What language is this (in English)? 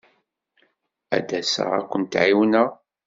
Kabyle